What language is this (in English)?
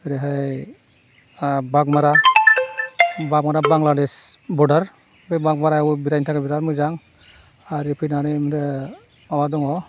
Bodo